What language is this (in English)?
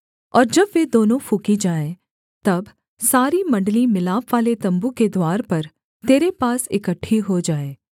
Hindi